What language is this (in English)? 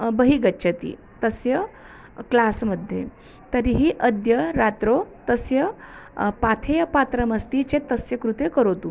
Sanskrit